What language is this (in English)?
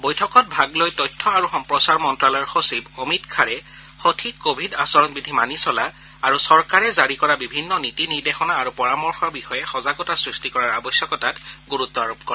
Assamese